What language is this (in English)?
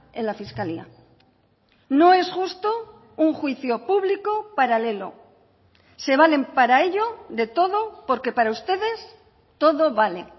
Spanish